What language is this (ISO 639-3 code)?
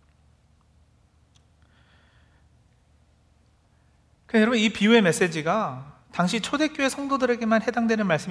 kor